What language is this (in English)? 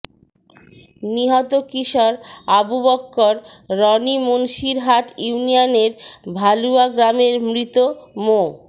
Bangla